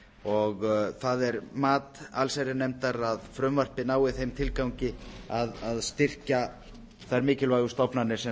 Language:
Icelandic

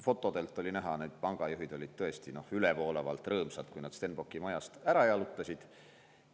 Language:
Estonian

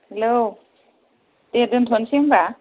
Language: Bodo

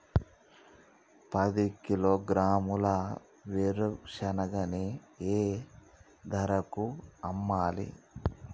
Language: Telugu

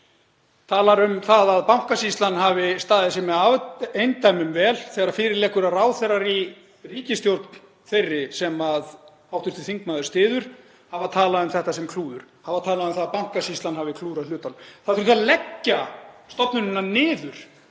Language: Icelandic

